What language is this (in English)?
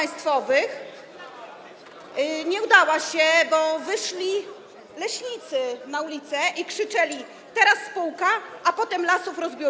Polish